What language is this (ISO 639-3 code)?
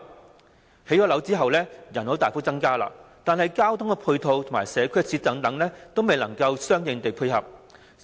yue